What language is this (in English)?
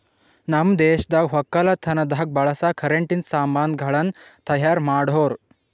Kannada